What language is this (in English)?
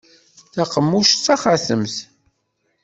Kabyle